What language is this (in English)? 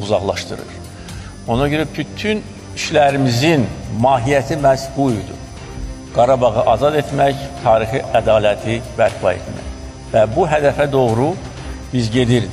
Turkish